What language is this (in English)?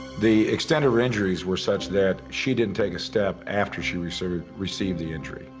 English